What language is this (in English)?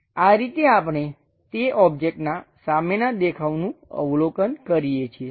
Gujarati